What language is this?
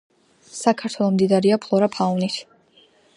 Georgian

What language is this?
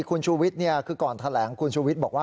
Thai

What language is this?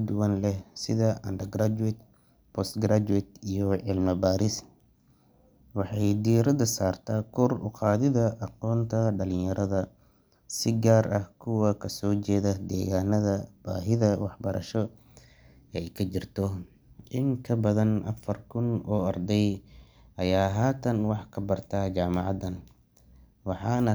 Somali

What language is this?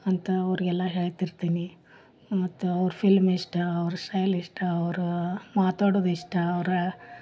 Kannada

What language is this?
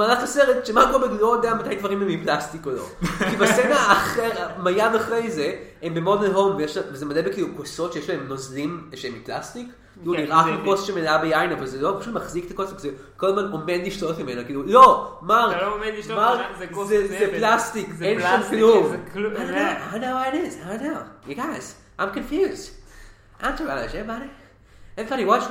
Hebrew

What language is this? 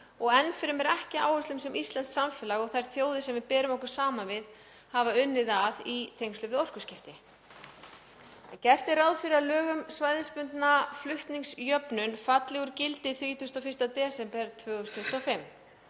Icelandic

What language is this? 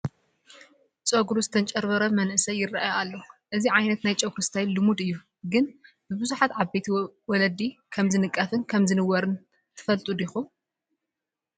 Tigrinya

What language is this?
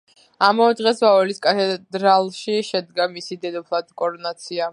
Georgian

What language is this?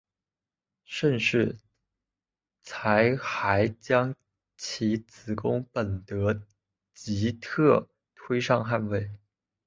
Chinese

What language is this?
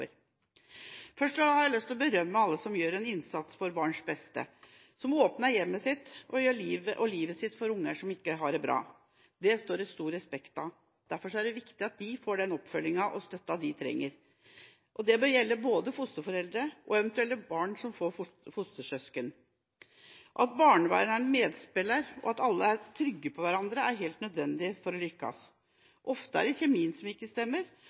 Norwegian Bokmål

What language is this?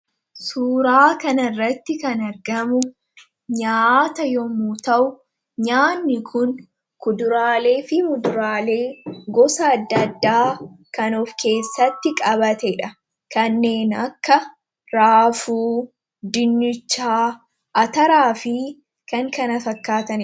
Oromo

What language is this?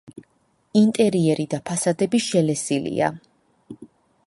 Georgian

